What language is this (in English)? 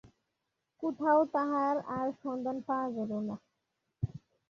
Bangla